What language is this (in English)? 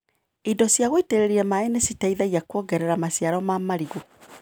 Kikuyu